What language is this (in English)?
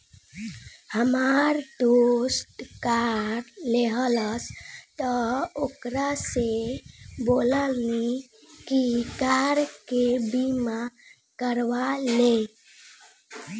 Bhojpuri